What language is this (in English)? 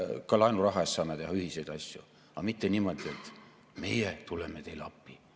Estonian